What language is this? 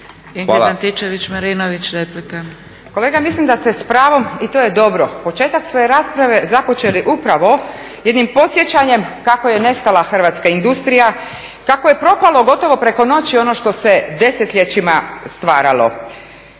Croatian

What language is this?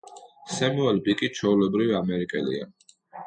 Georgian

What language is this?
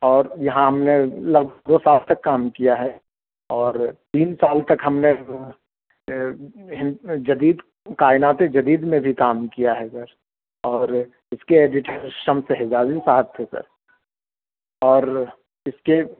Urdu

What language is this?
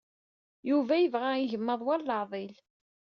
Kabyle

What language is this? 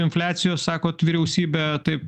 Lithuanian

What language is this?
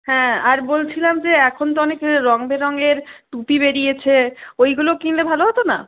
Bangla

